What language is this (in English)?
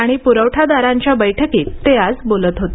Marathi